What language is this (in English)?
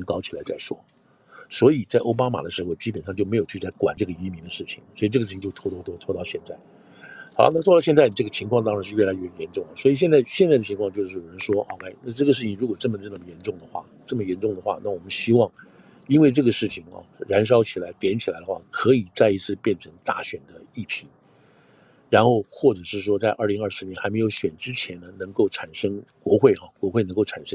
Chinese